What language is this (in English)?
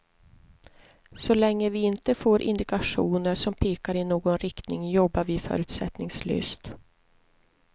Swedish